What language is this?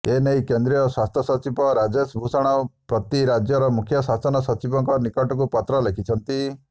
Odia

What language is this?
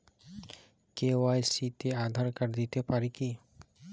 Bangla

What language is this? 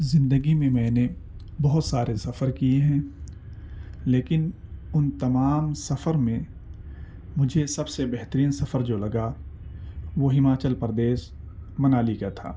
Urdu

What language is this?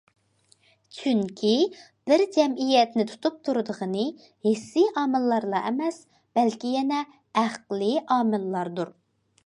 Uyghur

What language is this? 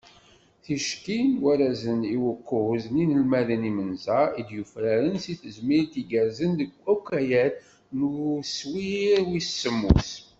Kabyle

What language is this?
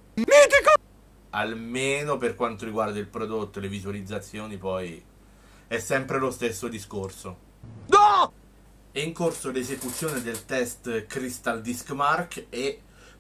Italian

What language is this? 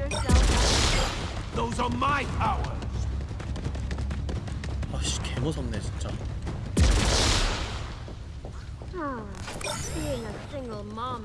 Korean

